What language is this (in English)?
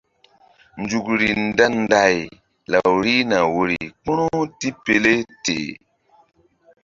Mbum